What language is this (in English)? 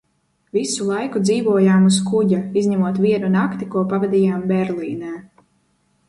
Latvian